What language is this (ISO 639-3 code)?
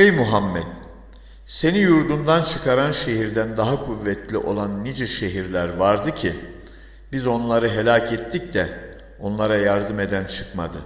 tur